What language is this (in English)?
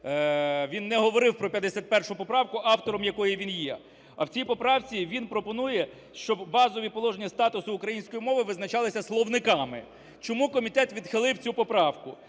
Ukrainian